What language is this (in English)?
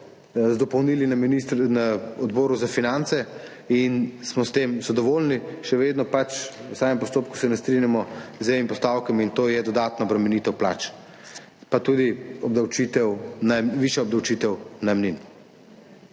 Slovenian